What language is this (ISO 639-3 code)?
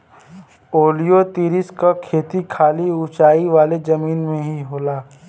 bho